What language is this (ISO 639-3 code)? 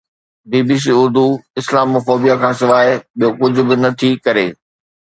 snd